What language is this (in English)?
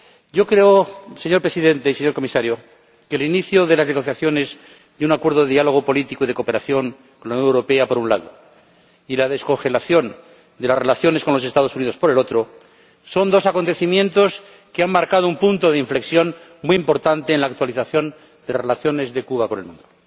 Spanish